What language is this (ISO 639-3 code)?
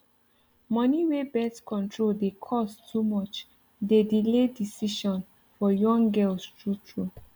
pcm